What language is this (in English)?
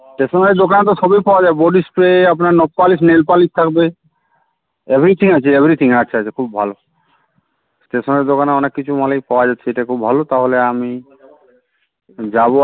Bangla